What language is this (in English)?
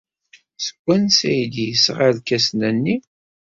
Kabyle